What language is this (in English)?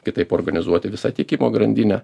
Lithuanian